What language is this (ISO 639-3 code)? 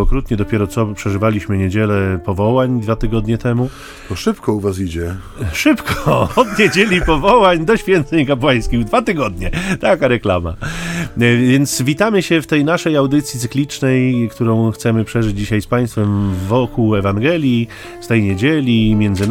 pol